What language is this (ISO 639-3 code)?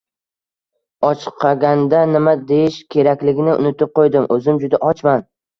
uzb